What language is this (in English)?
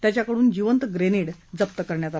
Marathi